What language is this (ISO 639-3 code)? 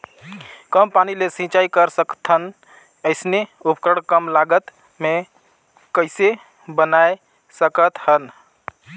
hne